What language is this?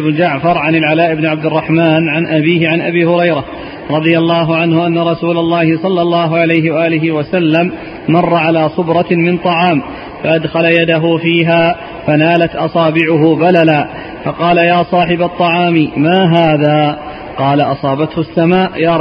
Arabic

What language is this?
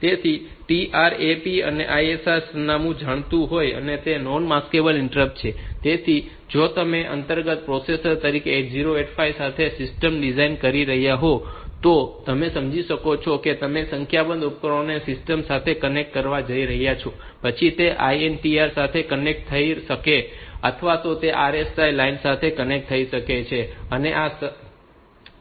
Gujarati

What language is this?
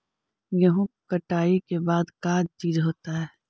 Magahi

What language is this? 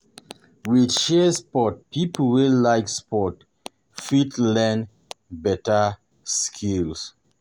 Nigerian Pidgin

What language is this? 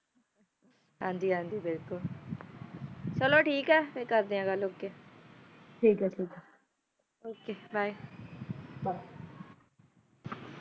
Punjabi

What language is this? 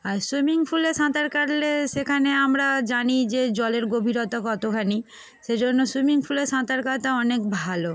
Bangla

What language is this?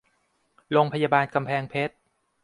Thai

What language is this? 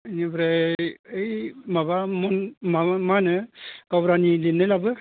Bodo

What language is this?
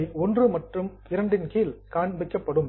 Tamil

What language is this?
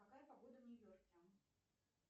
Russian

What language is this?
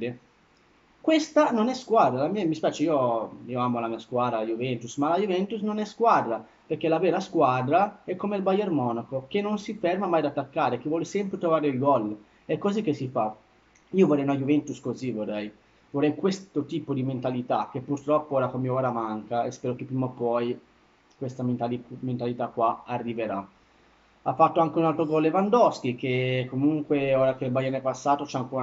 Italian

